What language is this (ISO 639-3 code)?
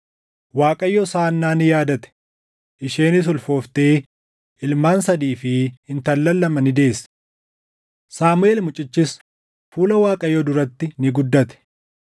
orm